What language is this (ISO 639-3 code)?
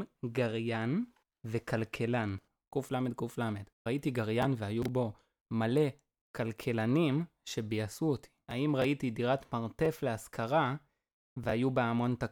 heb